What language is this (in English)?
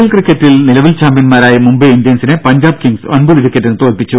Malayalam